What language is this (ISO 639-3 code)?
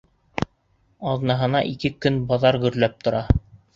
bak